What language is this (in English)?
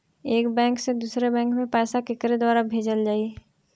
Bhojpuri